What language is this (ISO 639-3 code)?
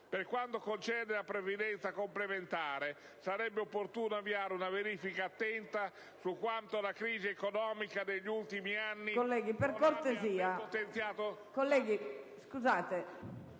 ita